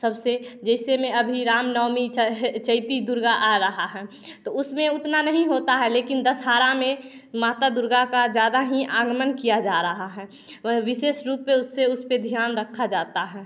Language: Hindi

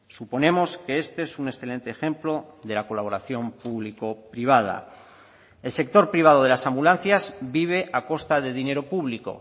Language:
Spanish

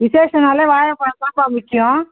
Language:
Tamil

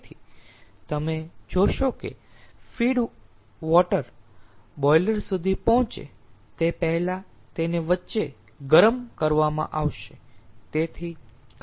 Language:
Gujarati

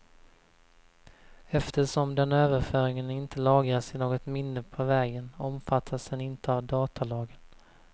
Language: Swedish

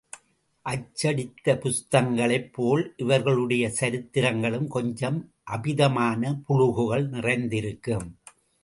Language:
Tamil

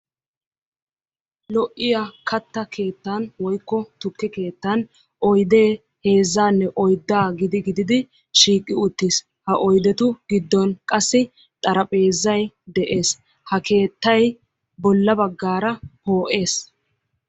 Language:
Wolaytta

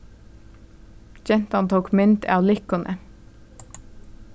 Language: Faroese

